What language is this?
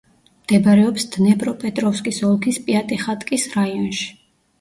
Georgian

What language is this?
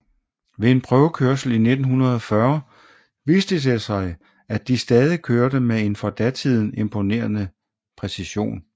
Danish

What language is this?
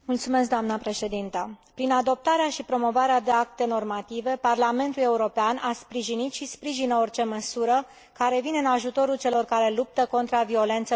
Romanian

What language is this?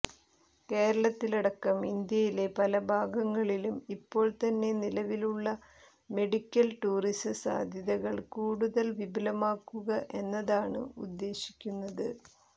Malayalam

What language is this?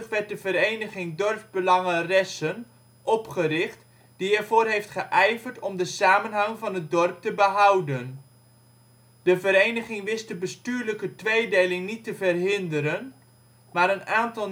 Dutch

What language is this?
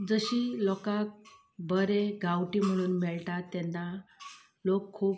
Konkani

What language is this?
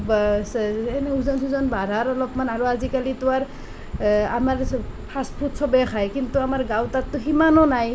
Assamese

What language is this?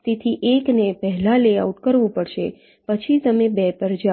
Gujarati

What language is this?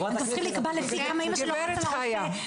Hebrew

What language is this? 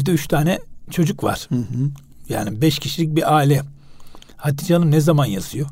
Turkish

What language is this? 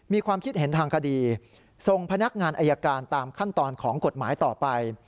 Thai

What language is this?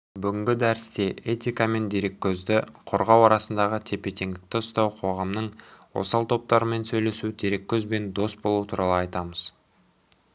Kazakh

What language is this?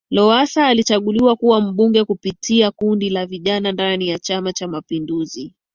Swahili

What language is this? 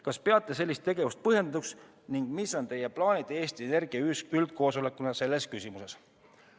Estonian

